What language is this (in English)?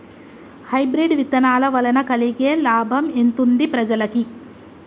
Telugu